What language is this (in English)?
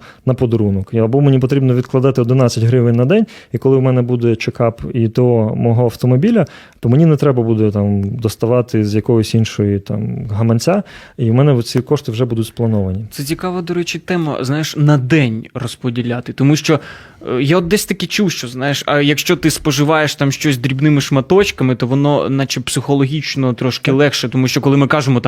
Ukrainian